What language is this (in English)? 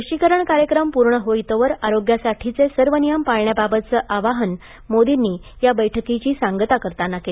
Marathi